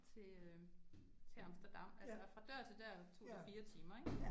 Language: Danish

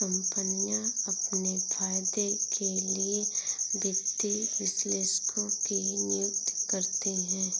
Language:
Hindi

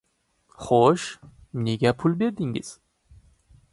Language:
Uzbek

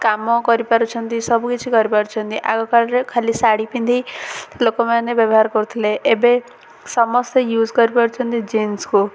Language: Odia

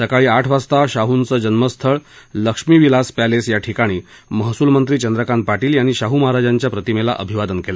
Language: Marathi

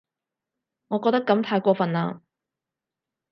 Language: Cantonese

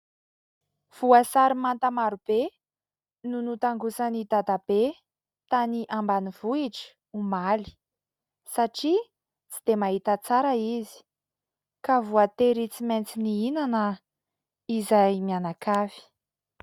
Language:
Malagasy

